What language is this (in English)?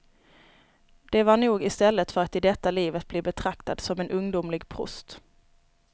Swedish